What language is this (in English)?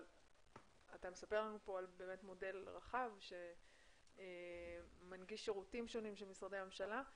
Hebrew